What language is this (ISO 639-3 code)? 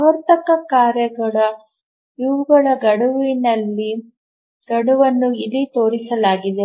kan